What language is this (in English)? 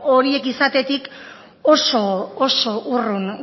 Basque